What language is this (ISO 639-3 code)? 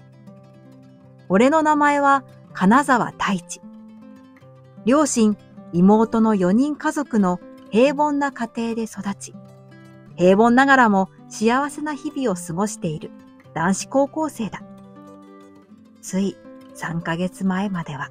jpn